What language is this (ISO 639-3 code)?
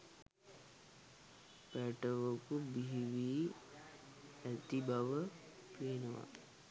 sin